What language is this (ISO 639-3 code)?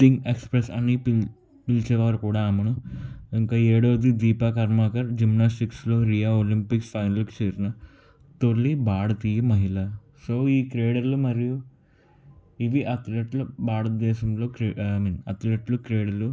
tel